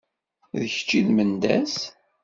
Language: Kabyle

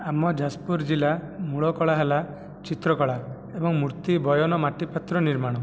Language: Odia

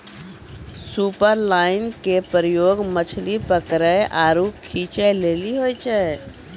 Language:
Maithili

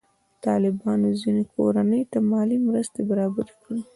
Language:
Pashto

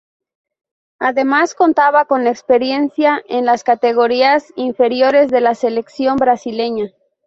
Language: Spanish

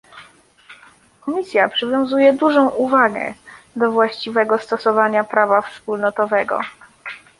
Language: Polish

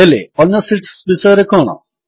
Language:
Odia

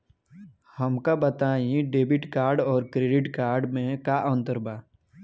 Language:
Bhojpuri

